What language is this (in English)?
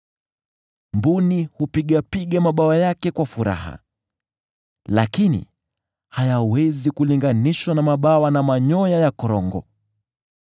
Swahili